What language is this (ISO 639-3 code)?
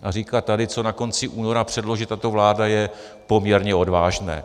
ces